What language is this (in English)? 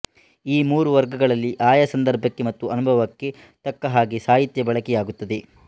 Kannada